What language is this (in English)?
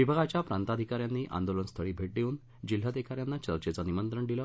Marathi